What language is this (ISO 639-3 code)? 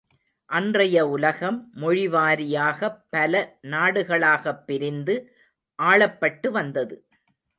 tam